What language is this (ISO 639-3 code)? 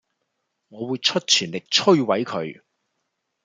yue